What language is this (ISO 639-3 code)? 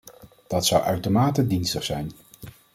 nld